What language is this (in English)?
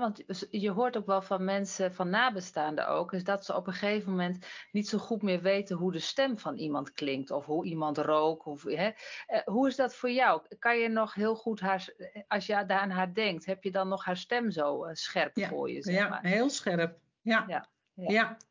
Dutch